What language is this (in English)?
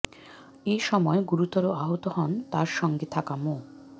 Bangla